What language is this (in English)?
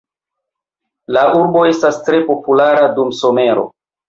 Esperanto